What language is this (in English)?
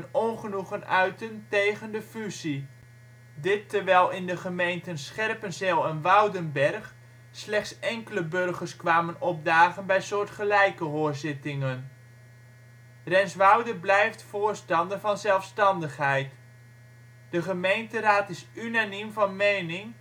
Dutch